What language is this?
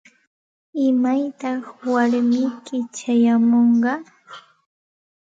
Santa Ana de Tusi Pasco Quechua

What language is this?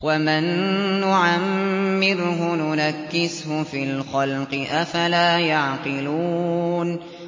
Arabic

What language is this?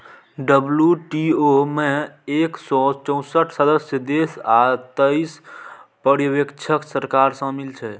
Maithili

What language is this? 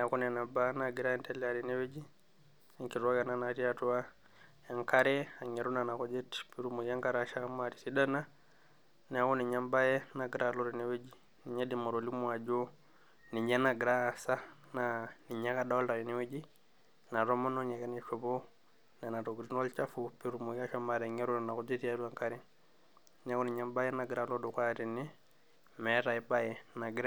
Masai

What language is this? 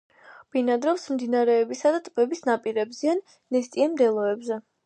Georgian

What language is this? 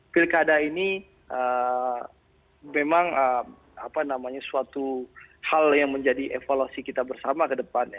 Indonesian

